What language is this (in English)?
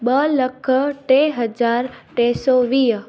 Sindhi